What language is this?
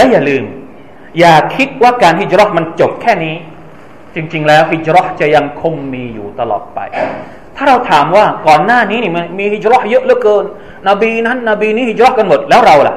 Thai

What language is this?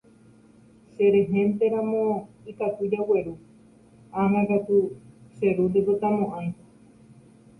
Guarani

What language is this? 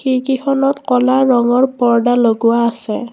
Assamese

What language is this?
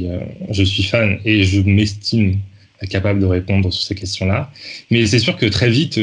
French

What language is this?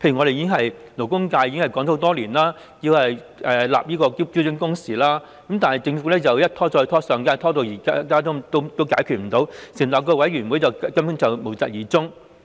Cantonese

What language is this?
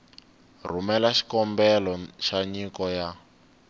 Tsonga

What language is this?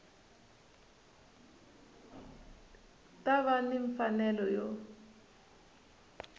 Tsonga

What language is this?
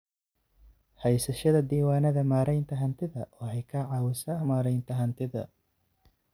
Somali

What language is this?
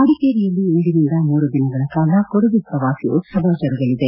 Kannada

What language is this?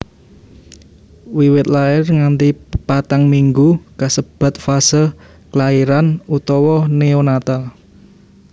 Javanese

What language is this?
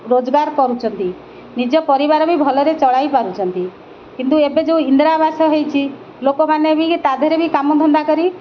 Odia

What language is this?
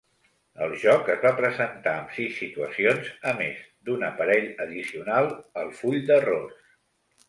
Catalan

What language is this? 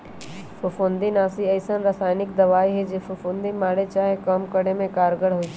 Magahi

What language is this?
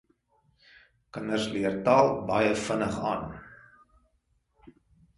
Afrikaans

